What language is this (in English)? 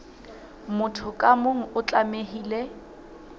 Southern Sotho